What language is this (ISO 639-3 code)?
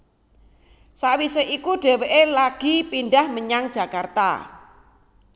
jav